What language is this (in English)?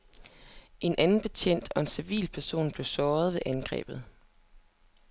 Danish